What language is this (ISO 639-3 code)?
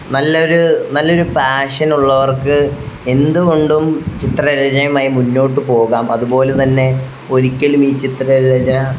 mal